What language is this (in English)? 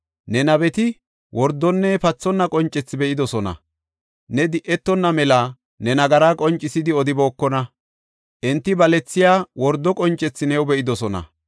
Gofa